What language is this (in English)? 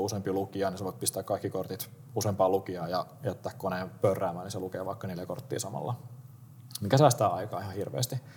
Finnish